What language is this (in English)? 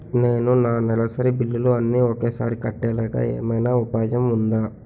Telugu